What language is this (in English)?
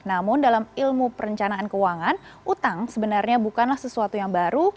Indonesian